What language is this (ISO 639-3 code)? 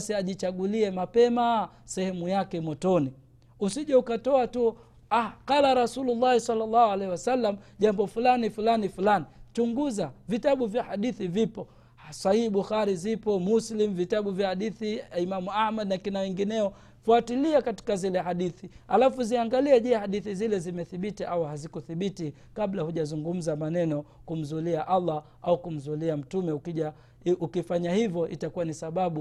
swa